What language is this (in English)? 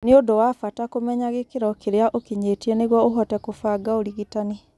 Kikuyu